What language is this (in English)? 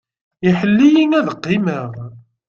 Kabyle